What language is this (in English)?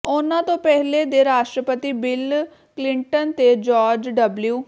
Punjabi